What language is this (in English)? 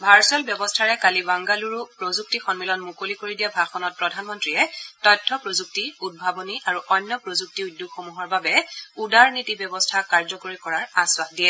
Assamese